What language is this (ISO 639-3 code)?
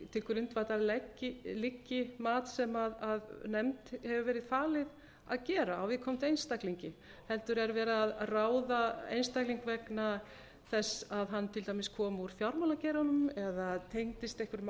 isl